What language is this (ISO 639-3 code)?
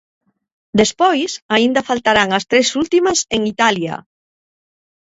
glg